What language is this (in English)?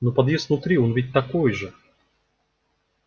Russian